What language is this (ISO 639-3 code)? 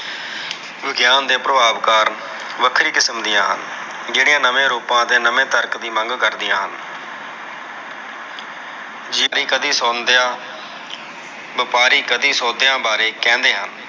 pan